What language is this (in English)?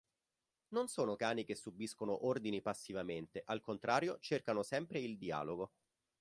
Italian